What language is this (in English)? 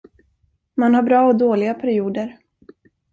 Swedish